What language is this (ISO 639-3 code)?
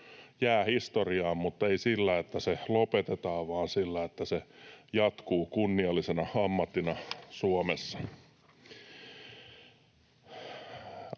fin